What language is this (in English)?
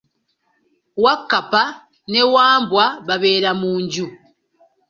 Ganda